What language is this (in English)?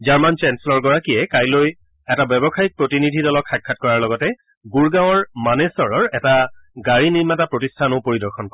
Assamese